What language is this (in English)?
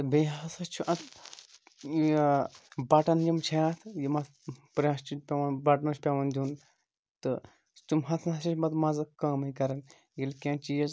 Kashmiri